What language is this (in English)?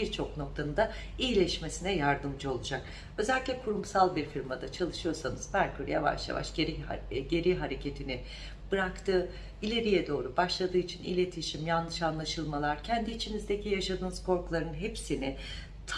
Turkish